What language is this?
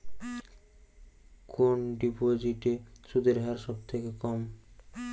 Bangla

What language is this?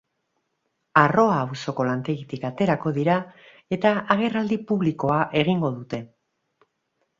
Basque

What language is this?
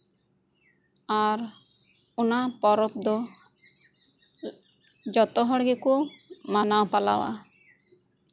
Santali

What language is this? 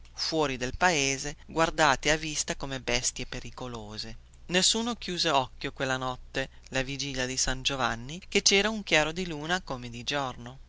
Italian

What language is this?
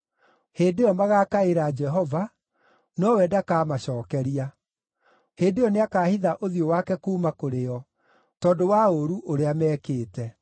Kikuyu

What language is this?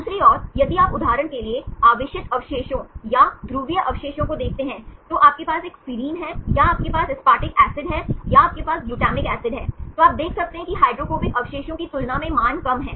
Hindi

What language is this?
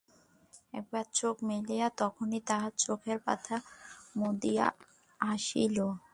Bangla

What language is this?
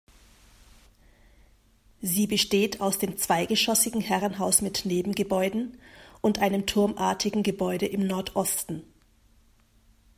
German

